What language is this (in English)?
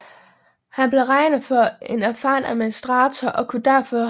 Danish